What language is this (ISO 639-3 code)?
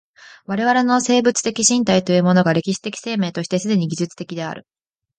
jpn